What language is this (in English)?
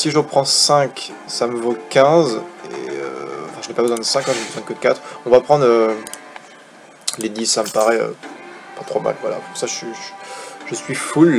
French